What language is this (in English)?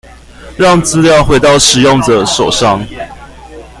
Chinese